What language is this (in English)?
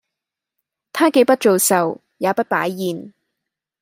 Cantonese